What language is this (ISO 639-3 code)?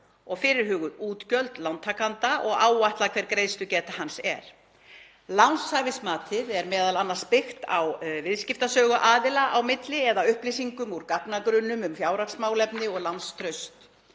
isl